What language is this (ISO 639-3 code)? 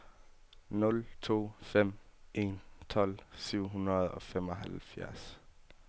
dan